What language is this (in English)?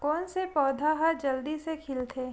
Chhattisgarhi